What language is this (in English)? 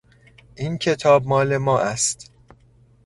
Persian